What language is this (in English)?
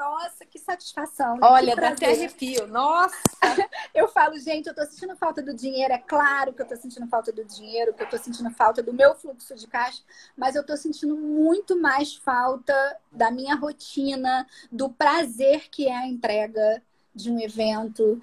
Portuguese